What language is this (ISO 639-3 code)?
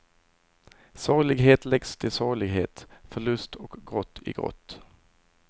swe